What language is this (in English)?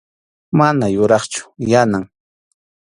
Arequipa-La Unión Quechua